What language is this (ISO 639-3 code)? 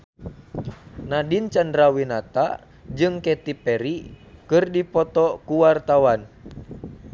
sun